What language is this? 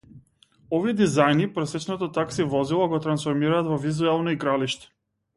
Macedonian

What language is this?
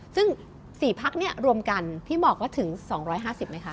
Thai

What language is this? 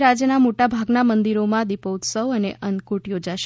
Gujarati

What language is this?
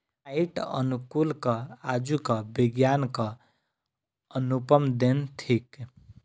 Maithili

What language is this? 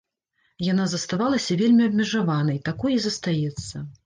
Belarusian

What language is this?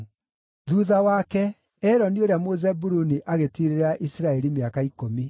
Kikuyu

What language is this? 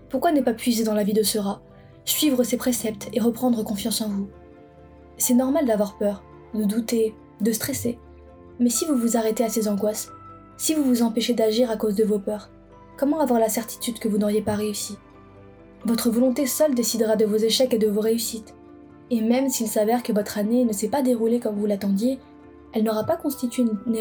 French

